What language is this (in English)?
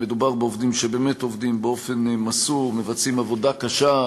Hebrew